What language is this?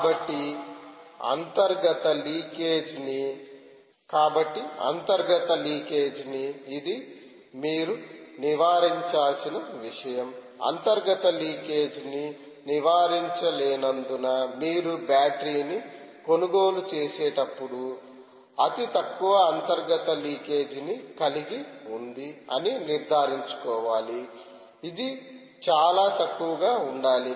Telugu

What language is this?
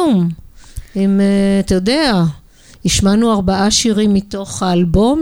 Hebrew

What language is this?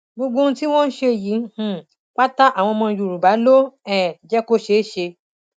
Yoruba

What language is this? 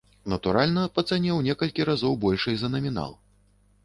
Belarusian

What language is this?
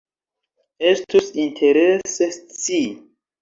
Esperanto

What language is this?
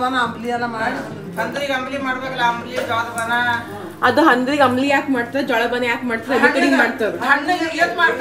Kannada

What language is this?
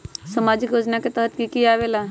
Magahi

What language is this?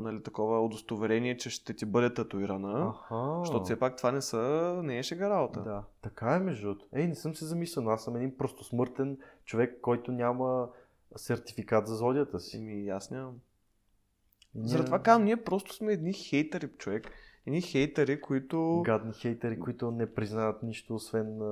Bulgarian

